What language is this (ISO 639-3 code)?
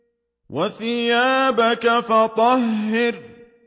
ara